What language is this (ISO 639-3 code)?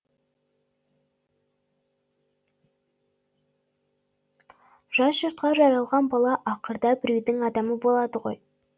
kaz